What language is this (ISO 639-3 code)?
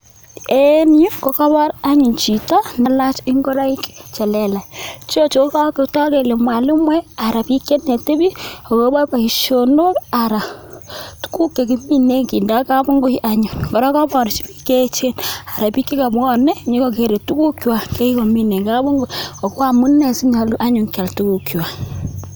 kln